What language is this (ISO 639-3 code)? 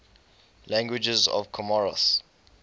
eng